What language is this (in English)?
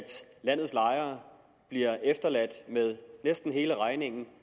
Danish